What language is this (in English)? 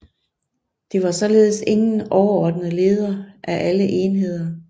Danish